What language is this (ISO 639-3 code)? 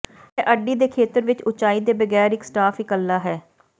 pan